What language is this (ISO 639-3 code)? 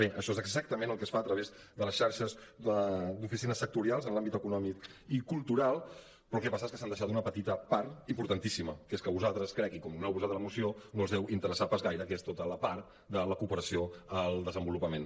cat